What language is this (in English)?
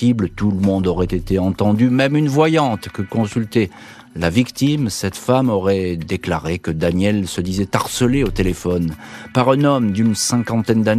French